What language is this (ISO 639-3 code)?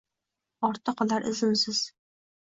uzb